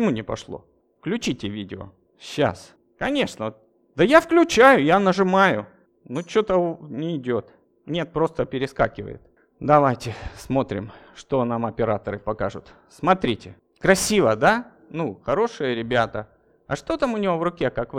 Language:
Russian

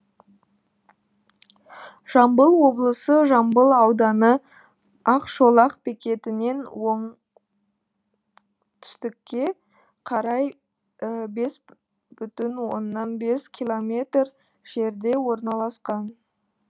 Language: Kazakh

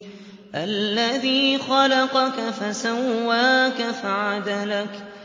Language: Arabic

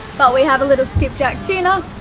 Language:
English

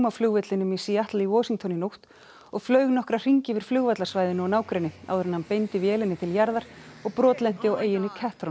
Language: Icelandic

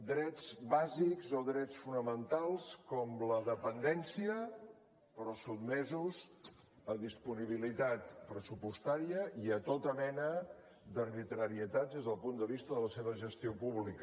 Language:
Catalan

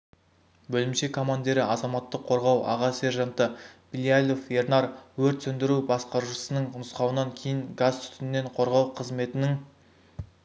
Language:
Kazakh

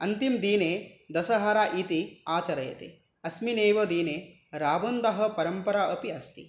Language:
Sanskrit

